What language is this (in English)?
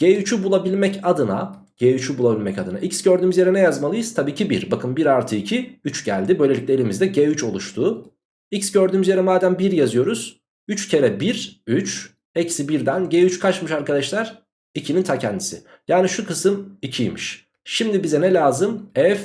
Turkish